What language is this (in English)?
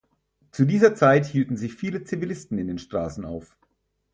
German